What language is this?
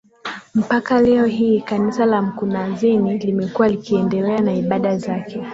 Swahili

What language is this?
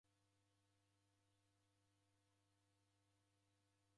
Taita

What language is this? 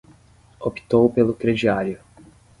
Portuguese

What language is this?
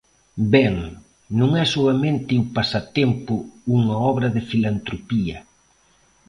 Galician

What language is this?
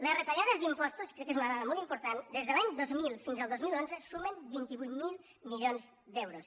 Catalan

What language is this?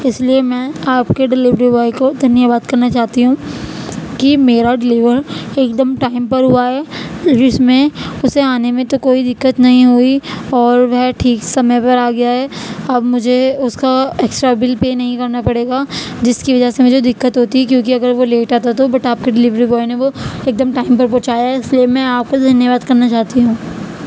Urdu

